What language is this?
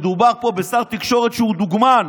Hebrew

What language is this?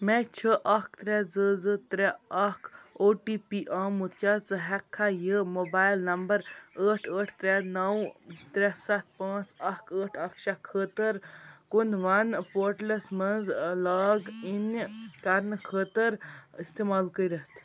Kashmiri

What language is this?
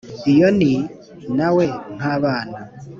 Kinyarwanda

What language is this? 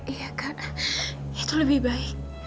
Indonesian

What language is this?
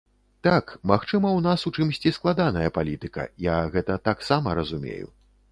Belarusian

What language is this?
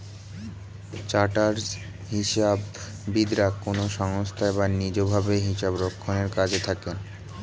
Bangla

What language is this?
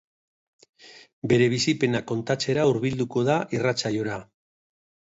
Basque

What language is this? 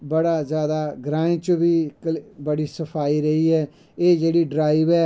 Dogri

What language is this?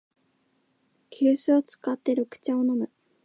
Japanese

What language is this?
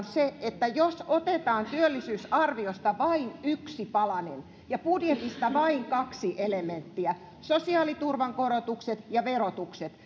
Finnish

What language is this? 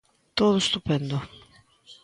Galician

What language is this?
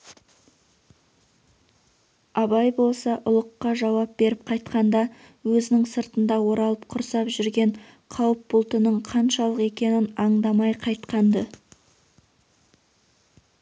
Kazakh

